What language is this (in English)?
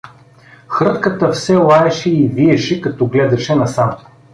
Bulgarian